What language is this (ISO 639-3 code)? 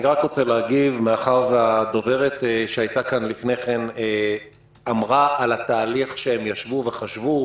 heb